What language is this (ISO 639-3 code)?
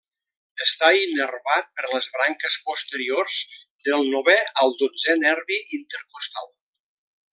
cat